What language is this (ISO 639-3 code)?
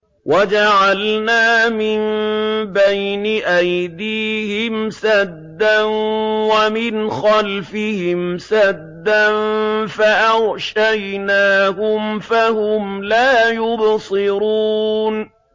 ara